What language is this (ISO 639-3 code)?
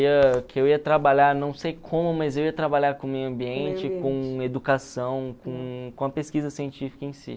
por